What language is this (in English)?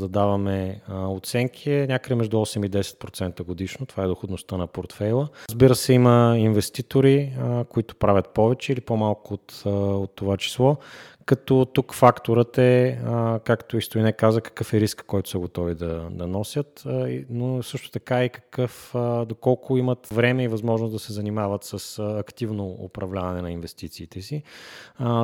Bulgarian